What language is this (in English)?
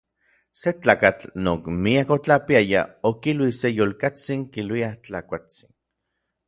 Orizaba Nahuatl